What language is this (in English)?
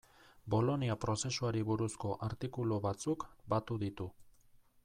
Basque